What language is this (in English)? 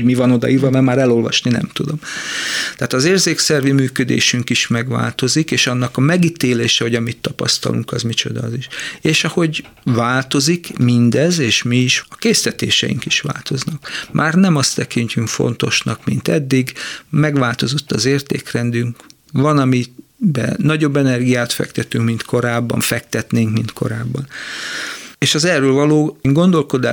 Hungarian